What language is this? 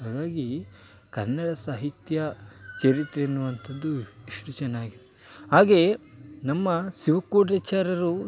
Kannada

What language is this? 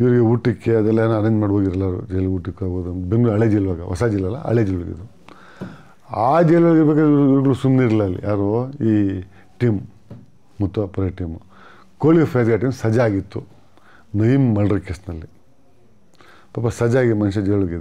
Turkish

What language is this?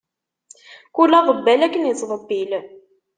Kabyle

